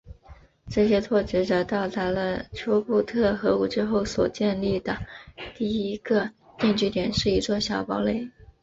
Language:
Chinese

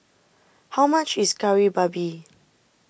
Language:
English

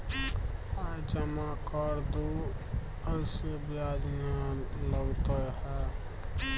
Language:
Maithili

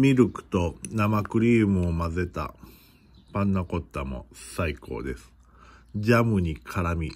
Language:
Japanese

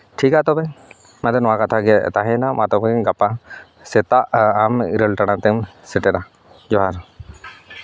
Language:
Santali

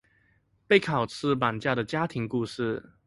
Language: Chinese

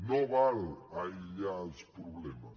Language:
Catalan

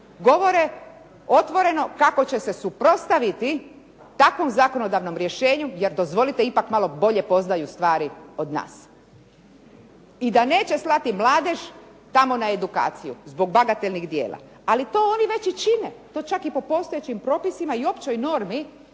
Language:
Croatian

